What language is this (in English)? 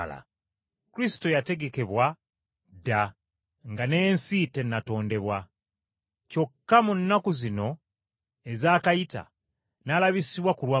Ganda